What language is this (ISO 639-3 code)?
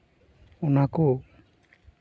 sat